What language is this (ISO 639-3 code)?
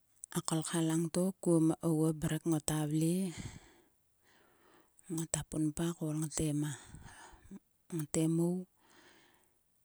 sua